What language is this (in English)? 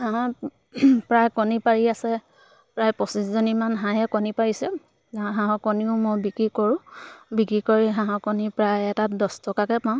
Assamese